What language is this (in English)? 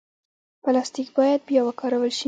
Pashto